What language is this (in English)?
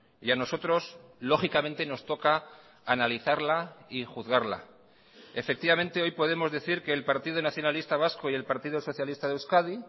Spanish